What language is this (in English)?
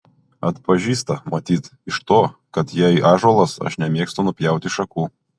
Lithuanian